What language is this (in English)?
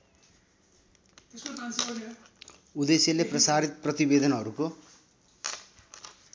Nepali